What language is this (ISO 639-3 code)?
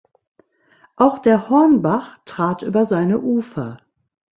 deu